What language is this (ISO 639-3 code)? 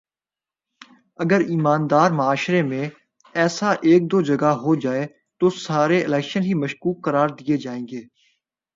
urd